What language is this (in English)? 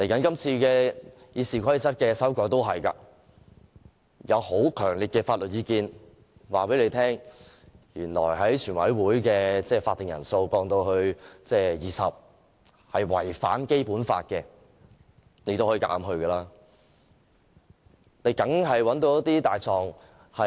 Cantonese